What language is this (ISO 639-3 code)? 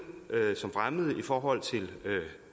dan